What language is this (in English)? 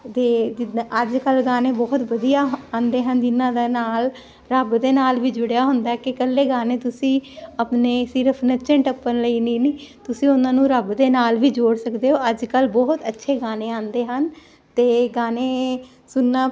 Punjabi